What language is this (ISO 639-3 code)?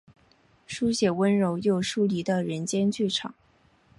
zho